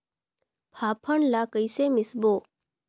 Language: Chhattisgarhi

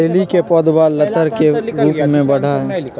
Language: Magahi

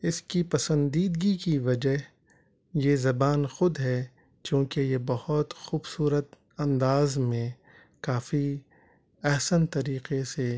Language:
Urdu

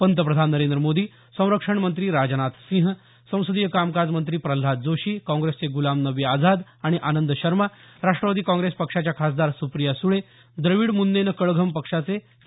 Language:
Marathi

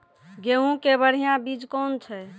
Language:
Maithili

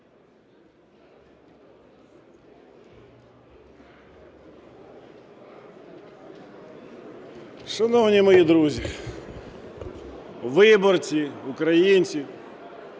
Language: Ukrainian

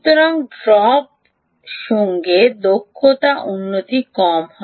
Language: Bangla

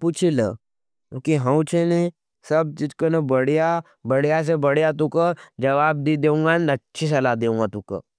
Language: Nimadi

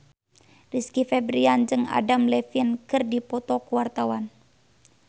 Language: Sundanese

